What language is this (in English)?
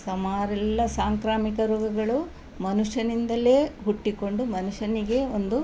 Kannada